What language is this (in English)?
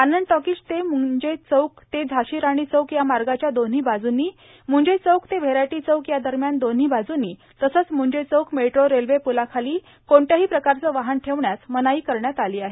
Marathi